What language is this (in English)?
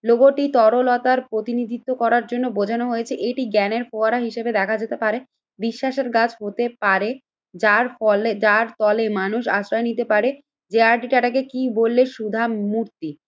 Bangla